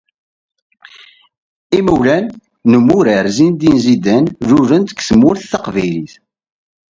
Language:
Kabyle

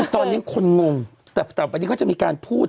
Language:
Thai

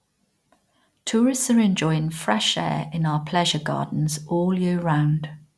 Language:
English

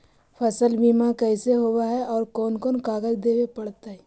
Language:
Magahi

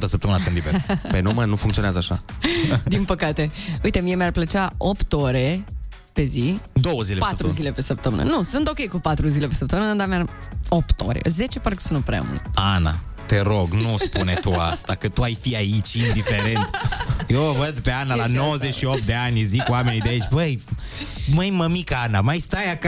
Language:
Romanian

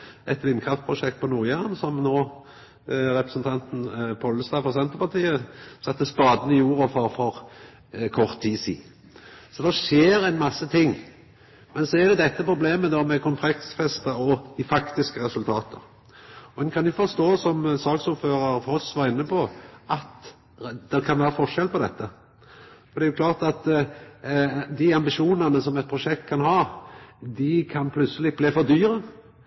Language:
Norwegian Nynorsk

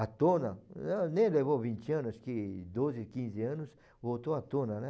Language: Portuguese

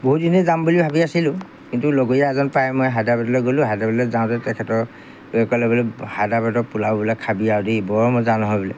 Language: Assamese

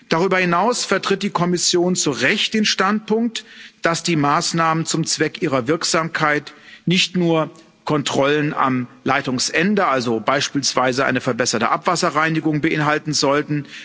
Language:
German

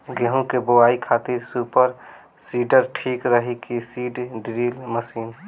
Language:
Bhojpuri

